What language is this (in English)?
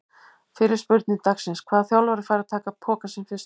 Icelandic